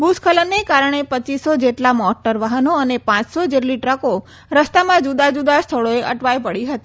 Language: Gujarati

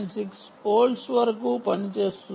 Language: Telugu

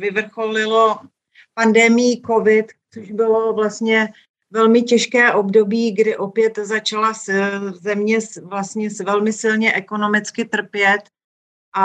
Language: Czech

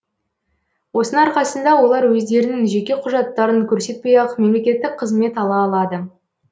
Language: Kazakh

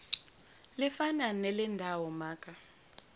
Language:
Zulu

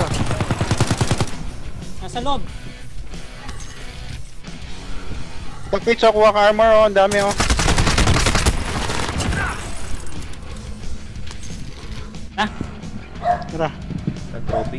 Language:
Indonesian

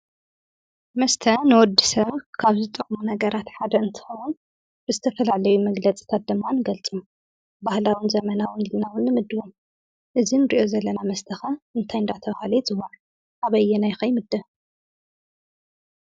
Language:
Tigrinya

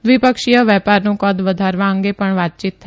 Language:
Gujarati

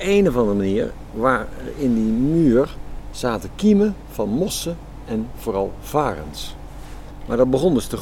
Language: Dutch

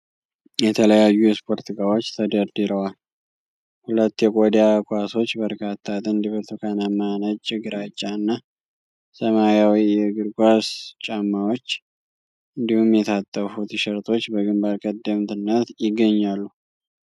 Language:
Amharic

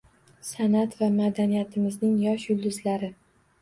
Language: Uzbek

